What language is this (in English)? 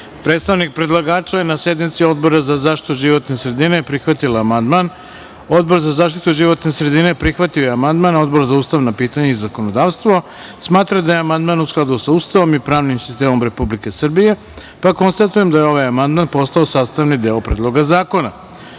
Serbian